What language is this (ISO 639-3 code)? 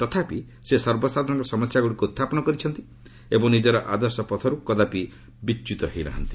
ori